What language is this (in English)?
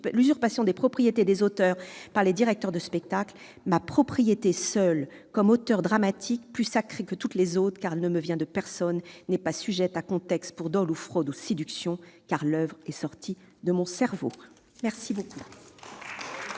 French